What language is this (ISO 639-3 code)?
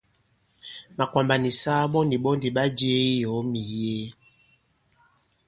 abb